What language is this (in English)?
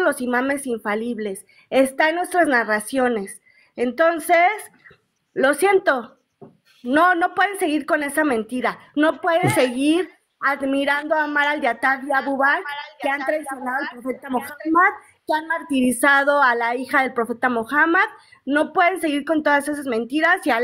Spanish